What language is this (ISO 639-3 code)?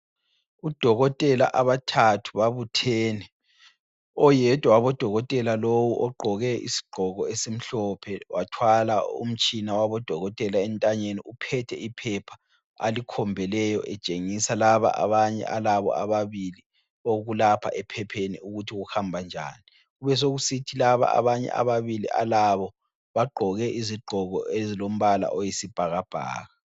nde